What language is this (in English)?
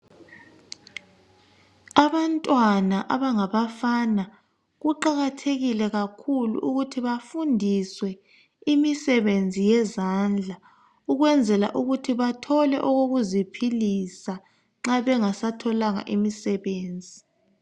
North Ndebele